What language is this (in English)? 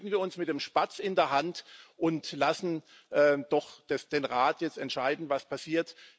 German